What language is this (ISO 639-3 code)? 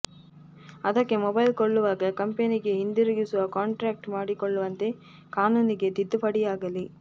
kan